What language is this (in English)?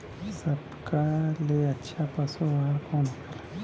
Bhojpuri